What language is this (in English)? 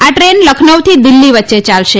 Gujarati